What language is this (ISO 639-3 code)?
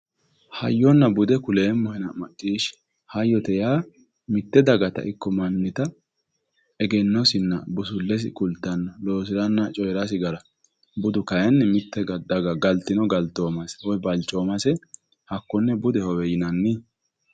sid